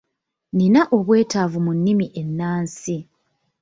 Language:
Ganda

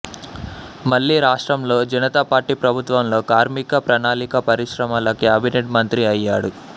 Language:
Telugu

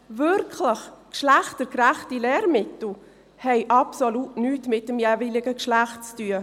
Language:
Swiss German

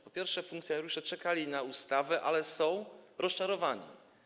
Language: Polish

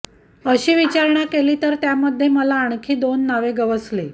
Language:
Marathi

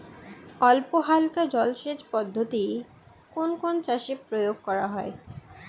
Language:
Bangla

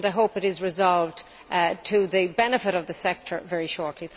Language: English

